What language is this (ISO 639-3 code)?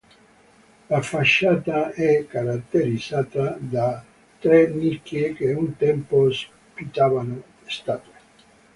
ita